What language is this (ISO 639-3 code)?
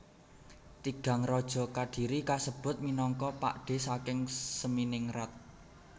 jav